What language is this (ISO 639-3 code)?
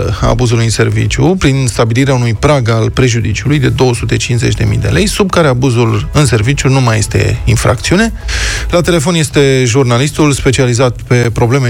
ron